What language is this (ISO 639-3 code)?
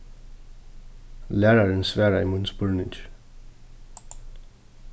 fao